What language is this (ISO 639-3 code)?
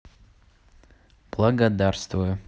rus